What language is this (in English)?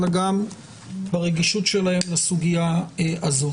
Hebrew